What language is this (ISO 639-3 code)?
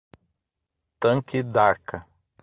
por